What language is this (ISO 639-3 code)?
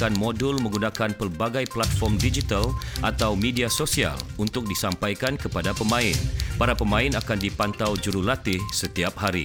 msa